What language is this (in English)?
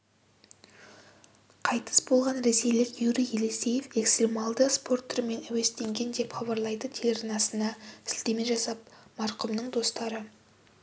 Kazakh